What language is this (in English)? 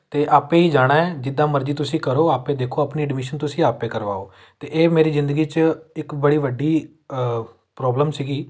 Punjabi